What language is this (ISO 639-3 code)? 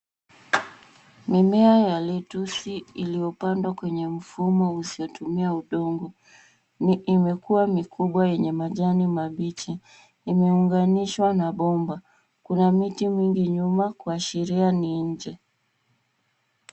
swa